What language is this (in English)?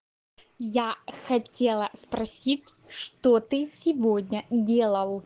Russian